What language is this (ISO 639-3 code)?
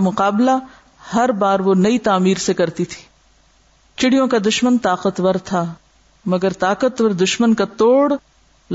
urd